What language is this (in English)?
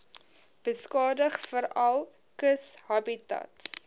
Afrikaans